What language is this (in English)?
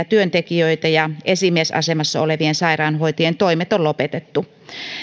Finnish